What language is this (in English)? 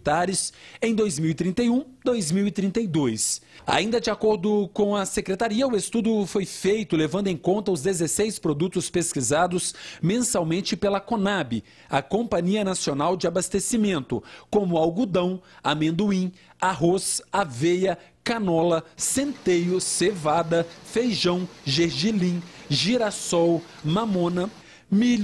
Portuguese